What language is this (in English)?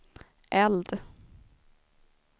Swedish